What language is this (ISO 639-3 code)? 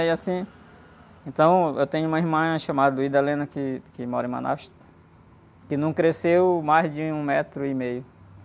por